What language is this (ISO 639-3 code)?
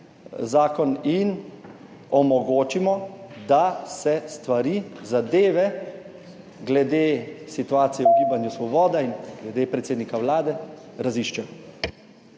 slv